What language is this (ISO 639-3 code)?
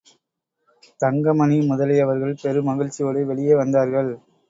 tam